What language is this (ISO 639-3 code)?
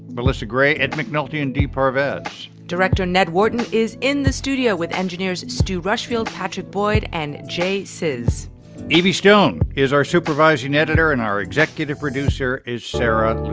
eng